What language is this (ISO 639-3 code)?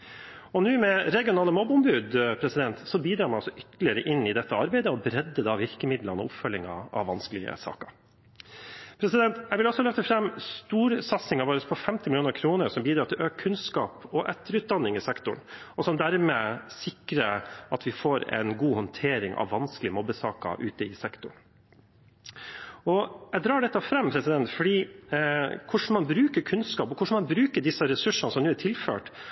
nob